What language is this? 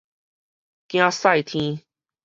Min Nan Chinese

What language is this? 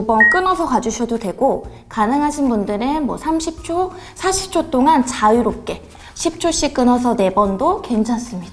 Korean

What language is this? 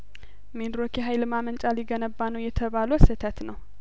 Amharic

